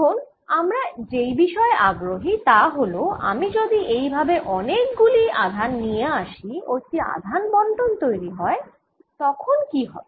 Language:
Bangla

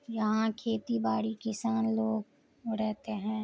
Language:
Urdu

